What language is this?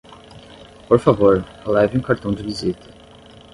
Portuguese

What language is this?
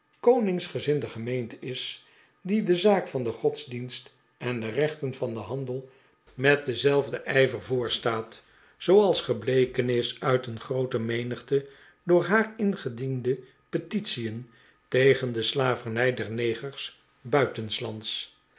Dutch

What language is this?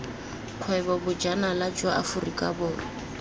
Tswana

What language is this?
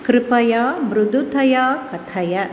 Sanskrit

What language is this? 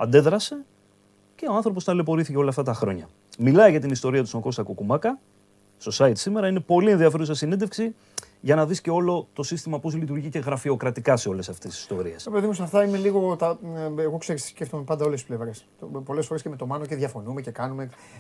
Greek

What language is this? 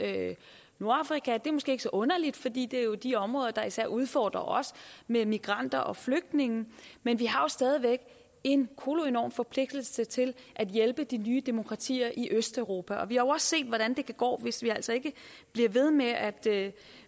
Danish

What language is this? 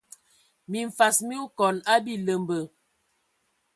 Ewondo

